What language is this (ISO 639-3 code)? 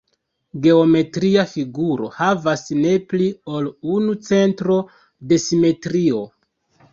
epo